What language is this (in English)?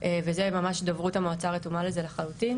Hebrew